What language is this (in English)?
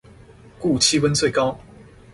Chinese